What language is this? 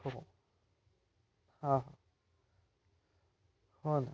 Marathi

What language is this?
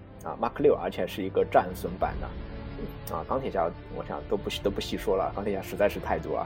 Chinese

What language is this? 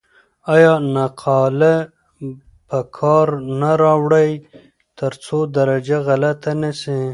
Pashto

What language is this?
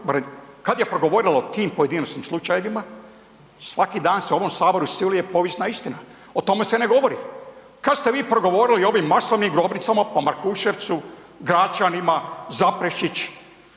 Croatian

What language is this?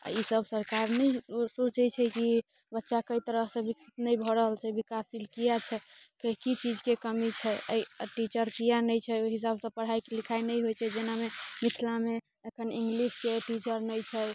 Maithili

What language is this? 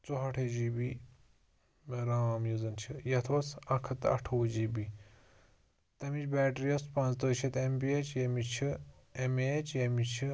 Kashmiri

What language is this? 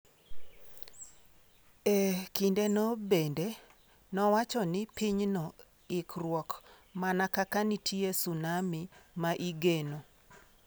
Luo (Kenya and Tanzania)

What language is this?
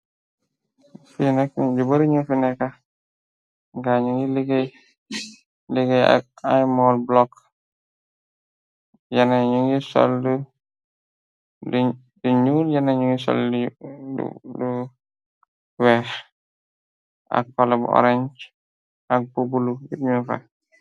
Wolof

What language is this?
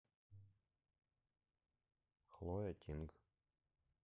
Russian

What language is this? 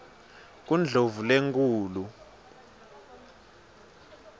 Swati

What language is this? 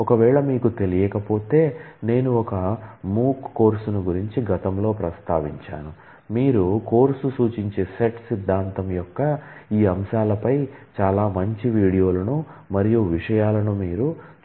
Telugu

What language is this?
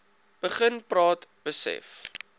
Afrikaans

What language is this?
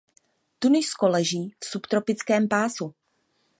Czech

